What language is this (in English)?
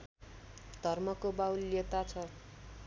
Nepali